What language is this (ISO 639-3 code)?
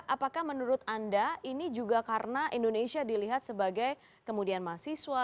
ind